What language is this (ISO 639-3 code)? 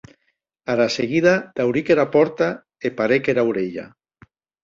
oci